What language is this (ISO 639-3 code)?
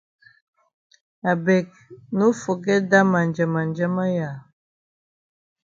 wes